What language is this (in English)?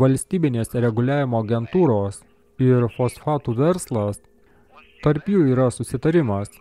Lithuanian